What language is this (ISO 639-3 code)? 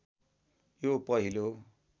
nep